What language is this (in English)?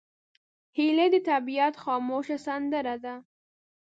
Pashto